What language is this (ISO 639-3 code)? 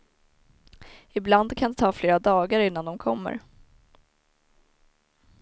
swe